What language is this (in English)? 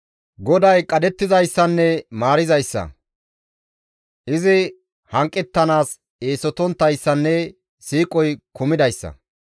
Gamo